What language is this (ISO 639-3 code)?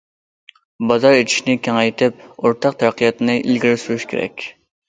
uig